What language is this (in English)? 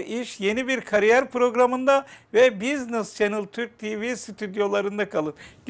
Turkish